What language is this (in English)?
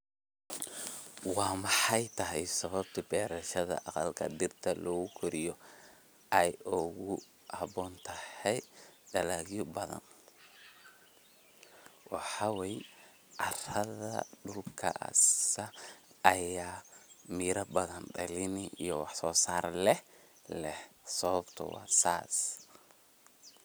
Somali